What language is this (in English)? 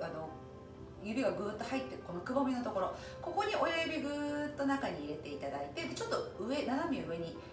Japanese